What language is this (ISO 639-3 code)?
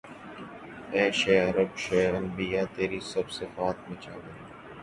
urd